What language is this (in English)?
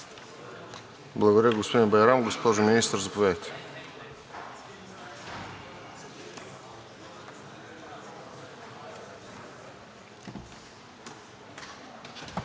Bulgarian